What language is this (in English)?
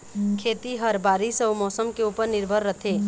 Chhattisgarhi